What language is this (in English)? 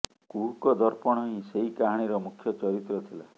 Odia